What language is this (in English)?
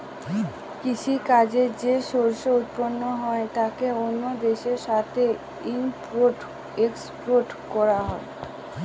Bangla